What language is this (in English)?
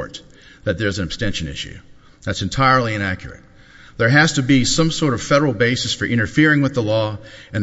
English